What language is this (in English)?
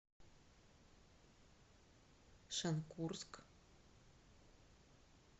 Russian